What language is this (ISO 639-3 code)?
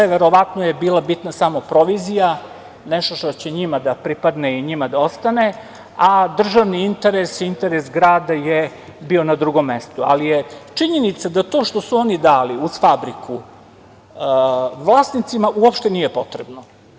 srp